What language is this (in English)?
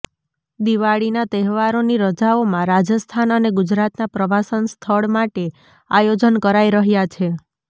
Gujarati